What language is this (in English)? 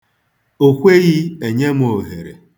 Igbo